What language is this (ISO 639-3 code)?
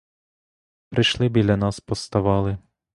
ukr